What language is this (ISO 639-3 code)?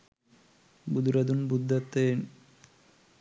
sin